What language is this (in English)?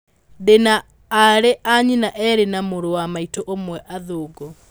Kikuyu